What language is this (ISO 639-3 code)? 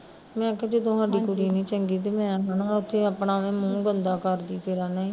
pan